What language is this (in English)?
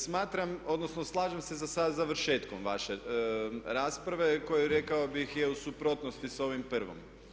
Croatian